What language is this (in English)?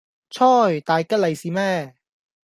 Cantonese